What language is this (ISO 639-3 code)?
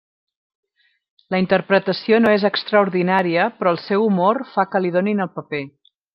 cat